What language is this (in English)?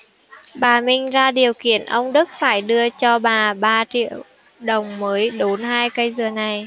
Vietnamese